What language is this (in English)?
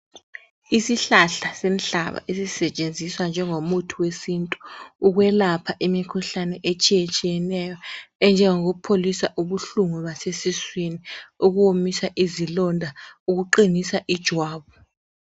North Ndebele